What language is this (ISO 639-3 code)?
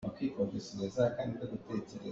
cnh